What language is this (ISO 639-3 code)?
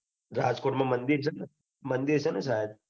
guj